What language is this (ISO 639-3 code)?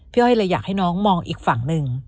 tha